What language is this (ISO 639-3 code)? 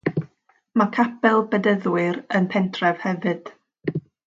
cym